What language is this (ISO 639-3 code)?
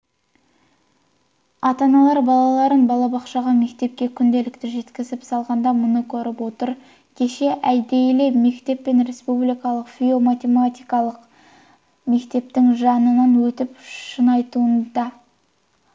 kaz